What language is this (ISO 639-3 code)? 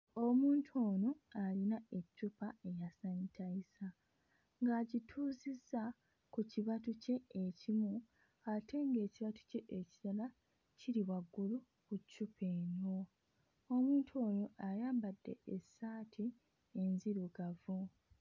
lug